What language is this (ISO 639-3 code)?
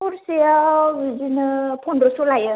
brx